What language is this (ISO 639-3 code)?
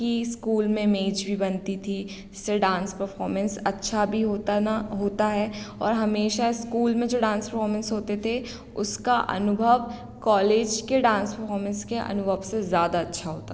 hin